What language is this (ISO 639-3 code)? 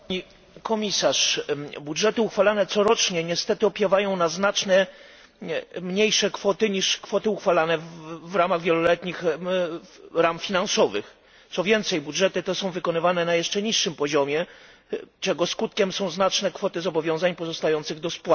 pol